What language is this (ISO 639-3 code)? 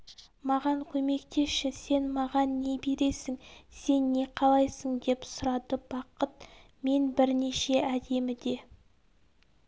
kaz